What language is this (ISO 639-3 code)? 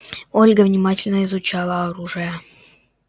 rus